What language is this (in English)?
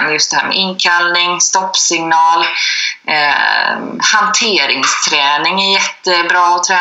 Swedish